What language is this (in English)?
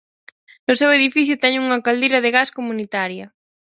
Galician